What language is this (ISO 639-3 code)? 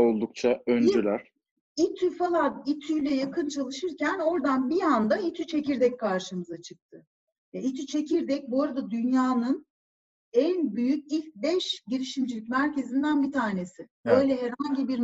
tur